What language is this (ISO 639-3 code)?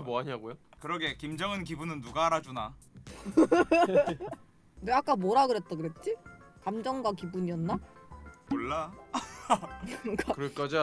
kor